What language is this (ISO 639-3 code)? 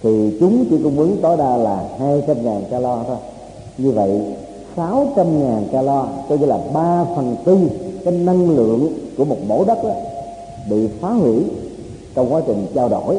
vie